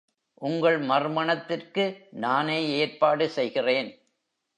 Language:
Tamil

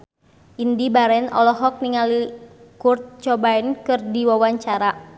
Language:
Sundanese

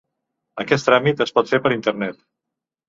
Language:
Catalan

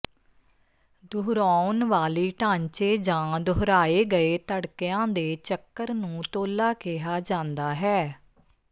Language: Punjabi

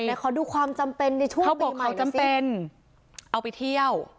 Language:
Thai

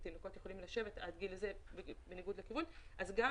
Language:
Hebrew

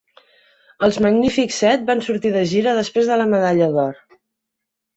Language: Catalan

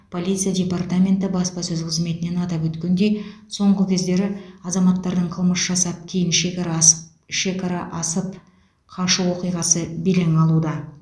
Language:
Kazakh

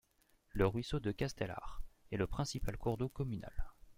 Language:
French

